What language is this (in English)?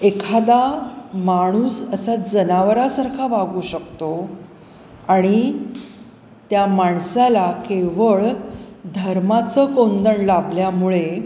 Marathi